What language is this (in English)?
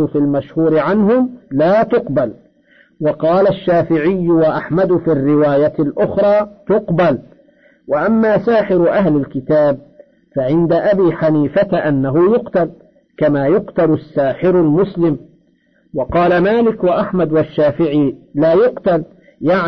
Arabic